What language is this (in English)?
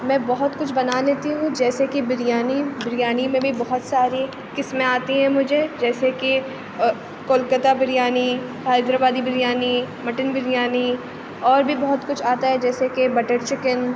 Urdu